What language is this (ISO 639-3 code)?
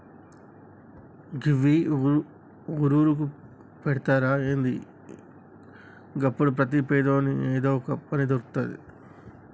tel